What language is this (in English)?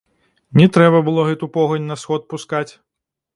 Belarusian